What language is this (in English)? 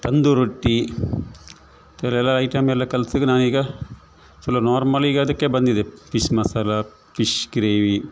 Kannada